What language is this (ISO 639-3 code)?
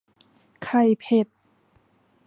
tha